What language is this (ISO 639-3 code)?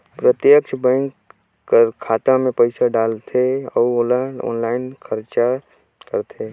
hne